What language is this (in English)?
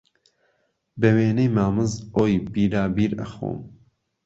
Central Kurdish